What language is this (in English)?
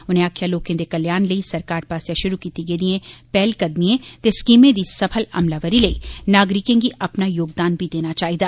Dogri